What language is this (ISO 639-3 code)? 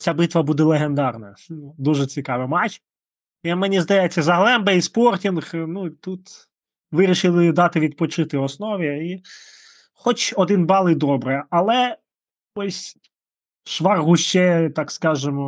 ukr